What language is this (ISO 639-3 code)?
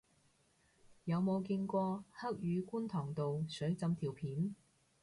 yue